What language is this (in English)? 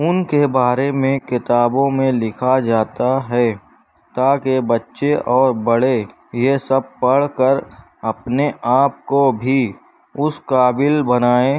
Urdu